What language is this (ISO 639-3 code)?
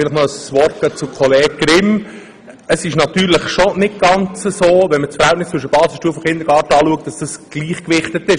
gsw